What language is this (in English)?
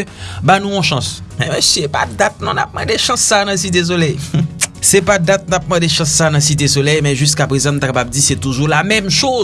French